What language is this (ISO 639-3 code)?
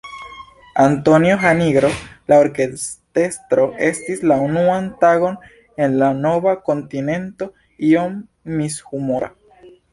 epo